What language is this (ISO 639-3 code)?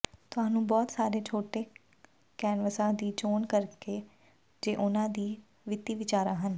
pan